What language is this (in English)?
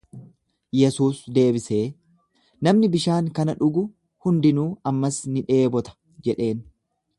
Oromo